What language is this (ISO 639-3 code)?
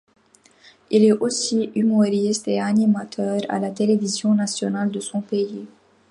fra